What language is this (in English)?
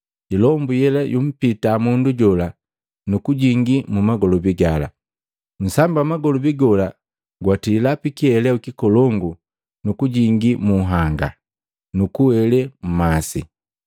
Matengo